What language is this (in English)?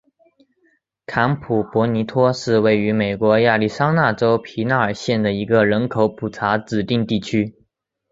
Chinese